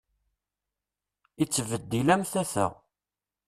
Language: Kabyle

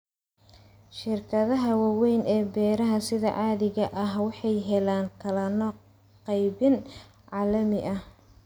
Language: Somali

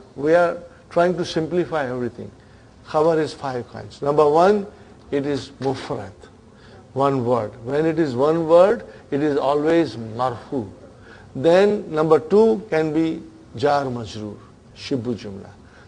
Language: English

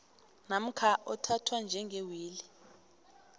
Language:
South Ndebele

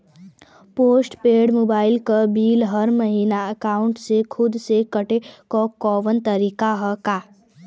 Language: Bhojpuri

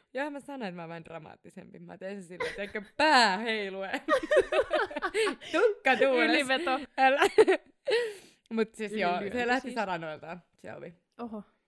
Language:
Finnish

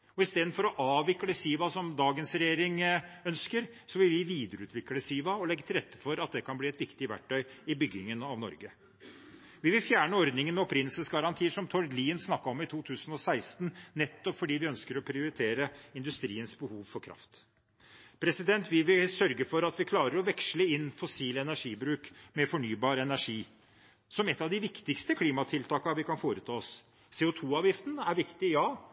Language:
Norwegian Bokmål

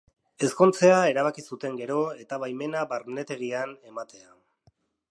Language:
Basque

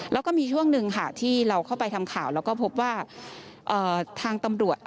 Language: Thai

